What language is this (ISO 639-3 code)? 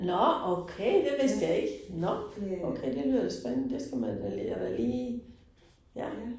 dan